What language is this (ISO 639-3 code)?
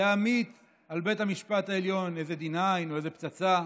heb